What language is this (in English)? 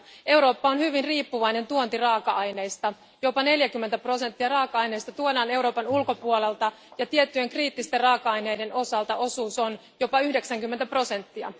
Finnish